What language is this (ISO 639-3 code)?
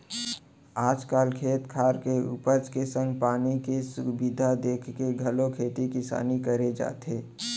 hne